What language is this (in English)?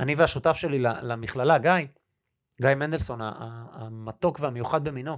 Hebrew